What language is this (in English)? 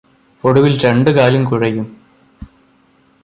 Malayalam